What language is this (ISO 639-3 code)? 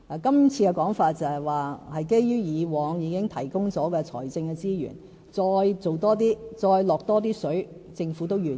yue